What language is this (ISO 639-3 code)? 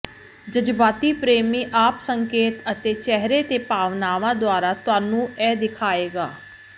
pan